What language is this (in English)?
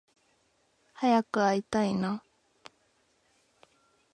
Japanese